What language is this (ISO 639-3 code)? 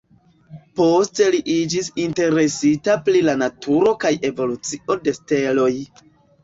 epo